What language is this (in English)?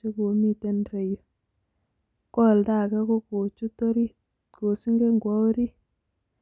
Kalenjin